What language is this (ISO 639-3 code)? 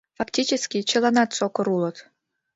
chm